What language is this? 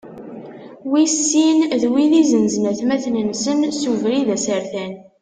Kabyle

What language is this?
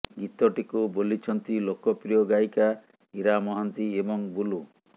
Odia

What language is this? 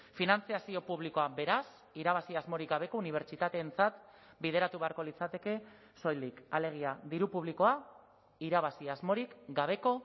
Basque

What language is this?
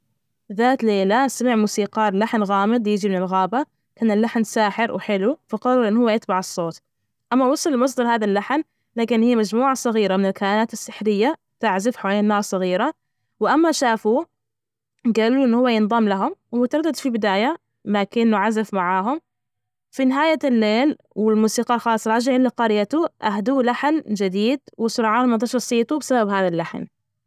Najdi Arabic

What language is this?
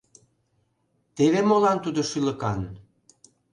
Mari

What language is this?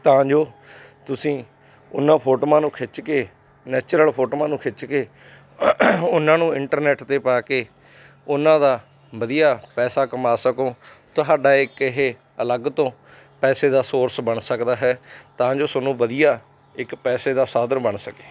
Punjabi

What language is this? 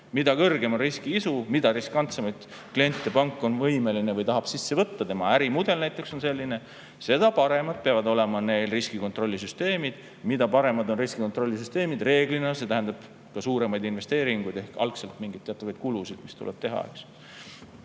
Estonian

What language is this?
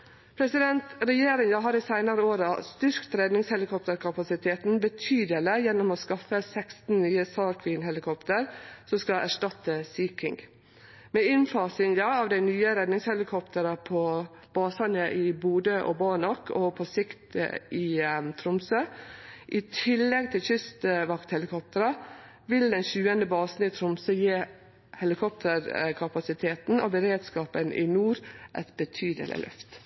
Norwegian Nynorsk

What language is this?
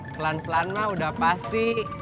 Indonesian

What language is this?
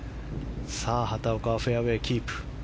Japanese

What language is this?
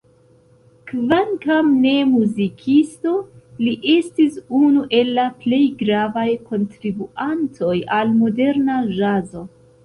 Esperanto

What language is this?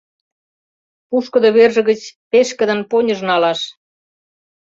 Mari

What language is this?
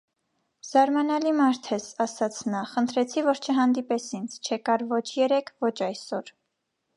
Armenian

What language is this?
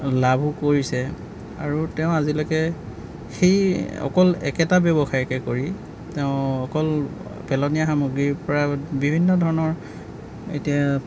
Assamese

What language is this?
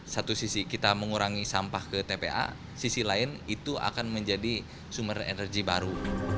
Indonesian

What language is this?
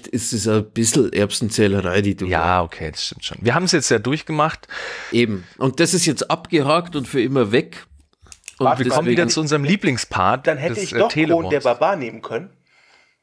German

